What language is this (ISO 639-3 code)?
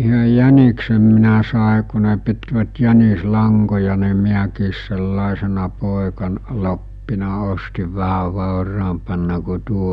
fin